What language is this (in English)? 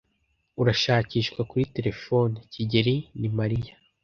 Kinyarwanda